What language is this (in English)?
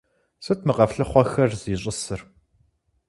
Kabardian